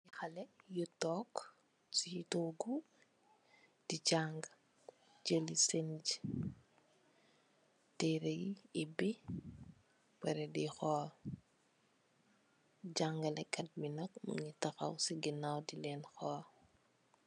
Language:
Wolof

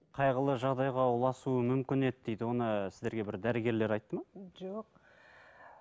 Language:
Kazakh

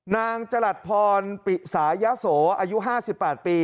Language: Thai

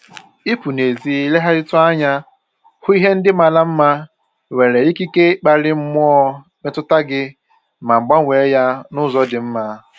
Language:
Igbo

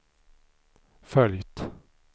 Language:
Swedish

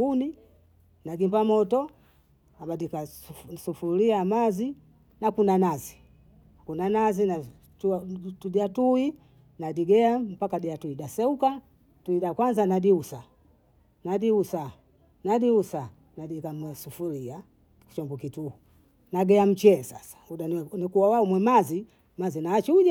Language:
Bondei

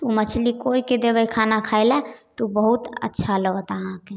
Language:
Maithili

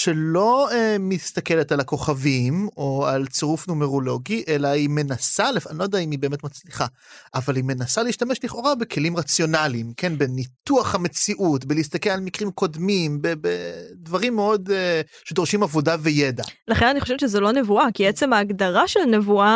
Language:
Hebrew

